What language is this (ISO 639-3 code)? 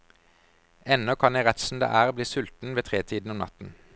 nor